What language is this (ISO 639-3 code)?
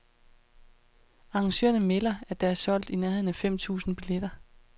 dan